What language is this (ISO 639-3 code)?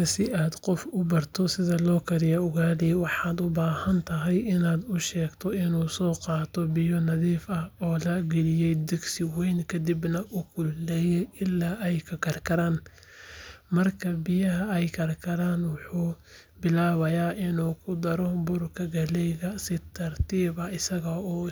som